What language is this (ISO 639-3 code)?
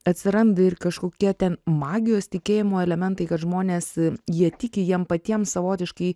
lit